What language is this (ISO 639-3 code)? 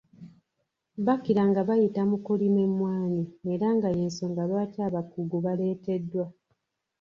lug